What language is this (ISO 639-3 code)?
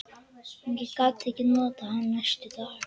isl